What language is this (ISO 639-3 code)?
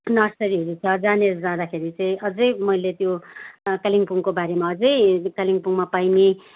nep